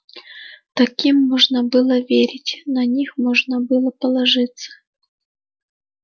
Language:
Russian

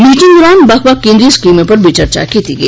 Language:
Dogri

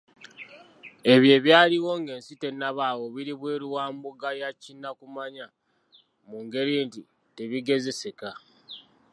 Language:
Ganda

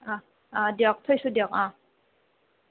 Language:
Assamese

